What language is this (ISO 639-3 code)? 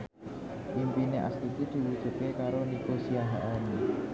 jav